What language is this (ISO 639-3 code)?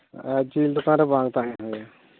sat